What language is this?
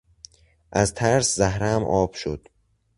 Persian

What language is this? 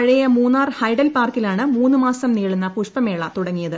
Malayalam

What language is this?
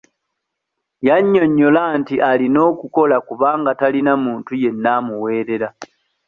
Ganda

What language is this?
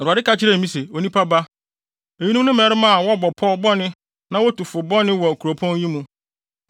Akan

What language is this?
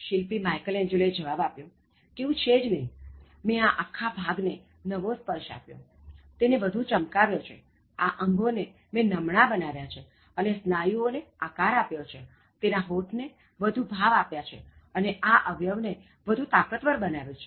Gujarati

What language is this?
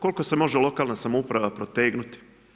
Croatian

